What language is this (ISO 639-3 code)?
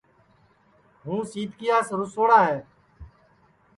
ssi